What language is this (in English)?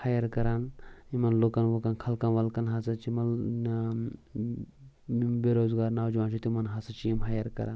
Kashmiri